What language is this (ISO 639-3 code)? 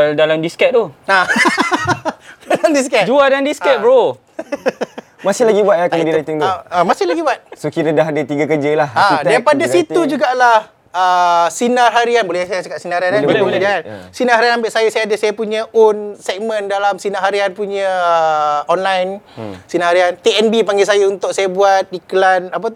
msa